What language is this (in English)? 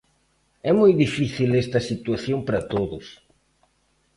Galician